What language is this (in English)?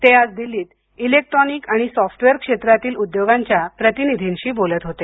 Marathi